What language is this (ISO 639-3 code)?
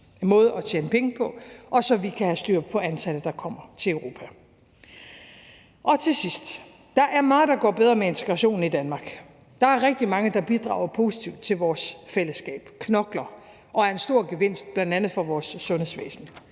dan